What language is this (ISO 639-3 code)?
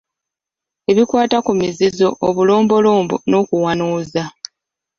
lug